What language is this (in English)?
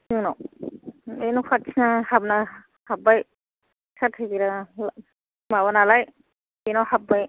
Bodo